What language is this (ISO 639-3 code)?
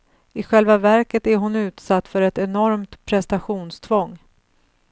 swe